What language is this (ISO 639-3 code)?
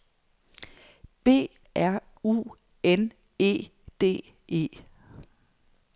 dan